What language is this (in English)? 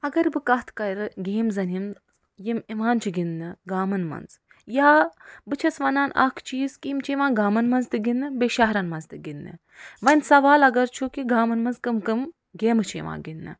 Kashmiri